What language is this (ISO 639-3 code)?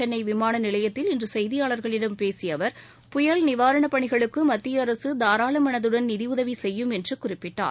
tam